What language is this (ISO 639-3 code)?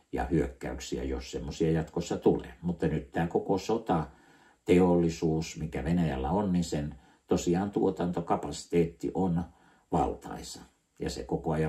fin